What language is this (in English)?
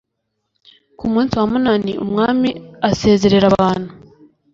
Kinyarwanda